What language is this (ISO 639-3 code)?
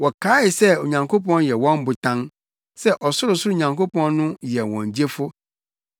aka